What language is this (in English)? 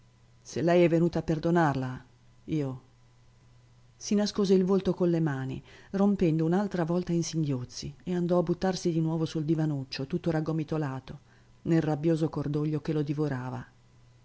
Italian